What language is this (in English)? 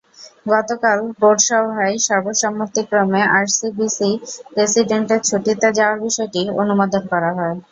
Bangla